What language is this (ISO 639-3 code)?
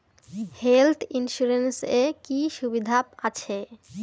ben